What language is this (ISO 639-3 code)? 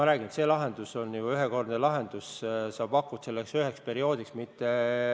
est